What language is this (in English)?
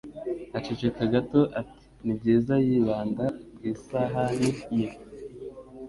Kinyarwanda